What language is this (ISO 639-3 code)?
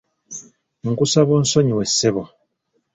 lug